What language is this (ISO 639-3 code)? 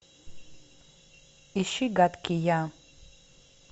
rus